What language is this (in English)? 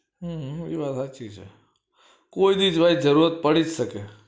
Gujarati